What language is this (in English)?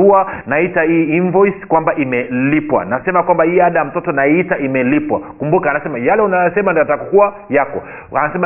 Swahili